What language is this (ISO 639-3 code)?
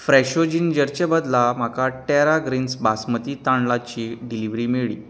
kok